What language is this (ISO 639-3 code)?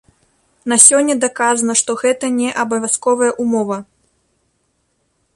bel